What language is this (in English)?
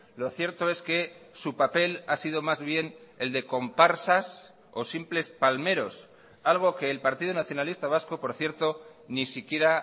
Spanish